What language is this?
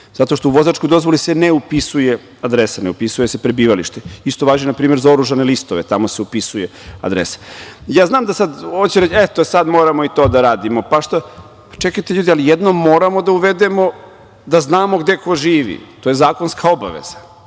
Serbian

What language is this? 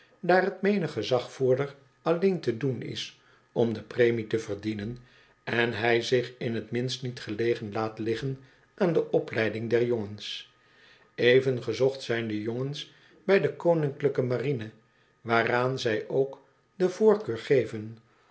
Dutch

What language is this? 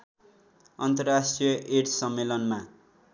Nepali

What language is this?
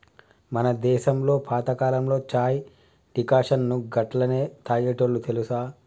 Telugu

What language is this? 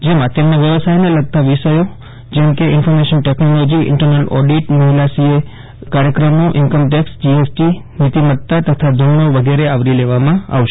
Gujarati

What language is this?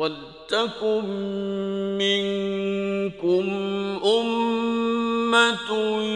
Arabic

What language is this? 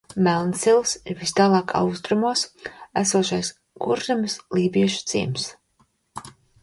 Latvian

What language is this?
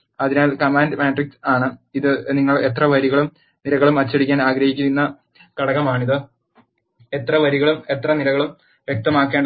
Malayalam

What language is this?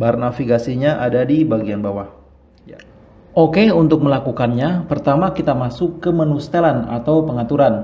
Indonesian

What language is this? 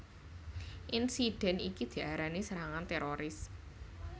Javanese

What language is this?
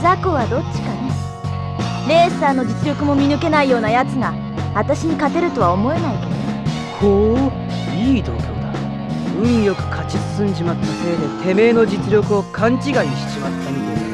Japanese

